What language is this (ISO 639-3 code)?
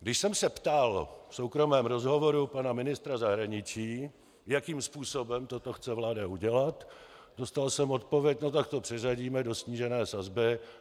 ces